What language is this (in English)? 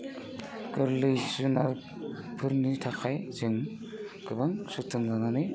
Bodo